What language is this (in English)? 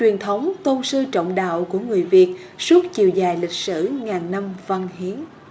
Vietnamese